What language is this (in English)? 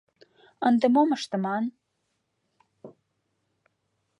Mari